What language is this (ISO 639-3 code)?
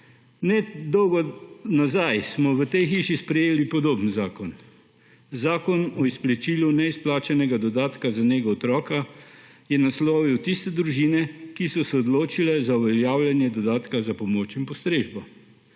slv